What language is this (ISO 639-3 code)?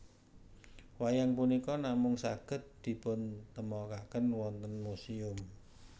jav